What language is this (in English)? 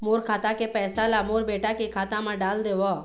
Chhattisgarhi